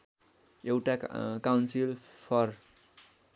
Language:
Nepali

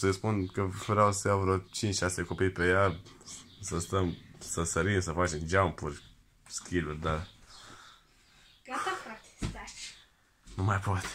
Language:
Romanian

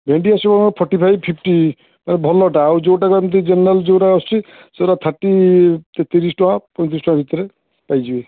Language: Odia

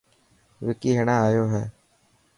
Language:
Dhatki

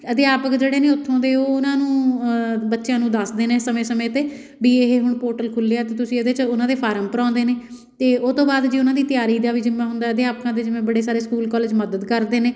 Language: Punjabi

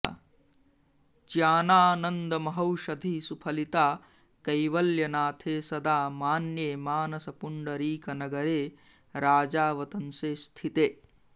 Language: Sanskrit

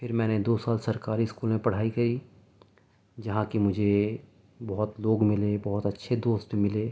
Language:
Urdu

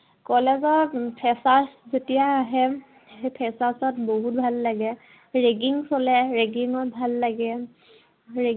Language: Assamese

